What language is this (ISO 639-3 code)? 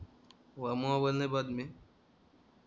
mar